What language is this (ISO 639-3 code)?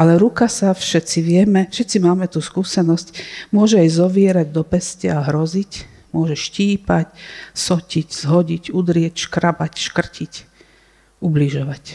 slk